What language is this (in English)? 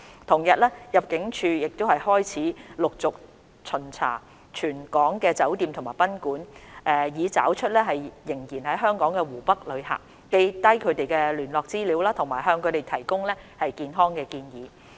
Cantonese